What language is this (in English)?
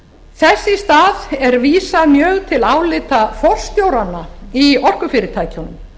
Icelandic